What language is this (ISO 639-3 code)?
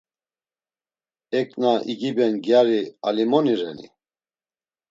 lzz